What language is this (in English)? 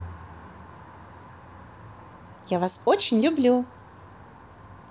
Russian